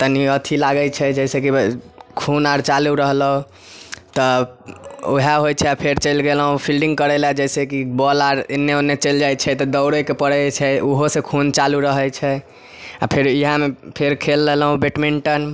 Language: Maithili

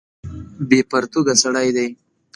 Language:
Pashto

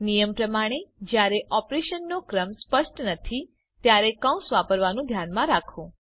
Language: Gujarati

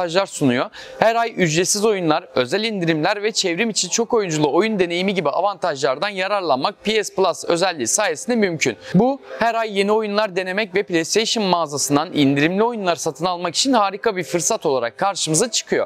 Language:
Turkish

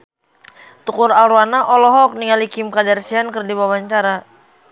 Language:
Sundanese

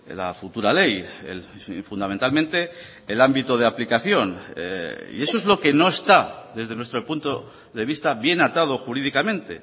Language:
Spanish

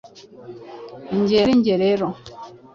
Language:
Kinyarwanda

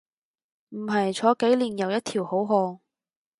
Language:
Cantonese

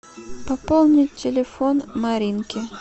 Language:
Russian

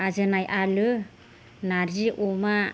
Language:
Bodo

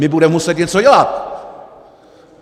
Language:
Czech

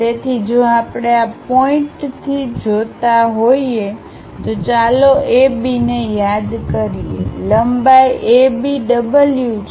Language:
Gujarati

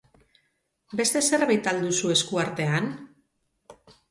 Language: Basque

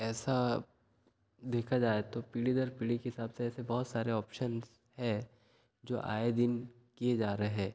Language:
Hindi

